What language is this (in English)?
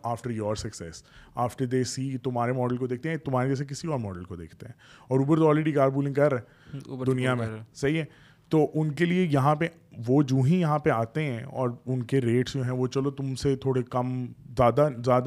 Urdu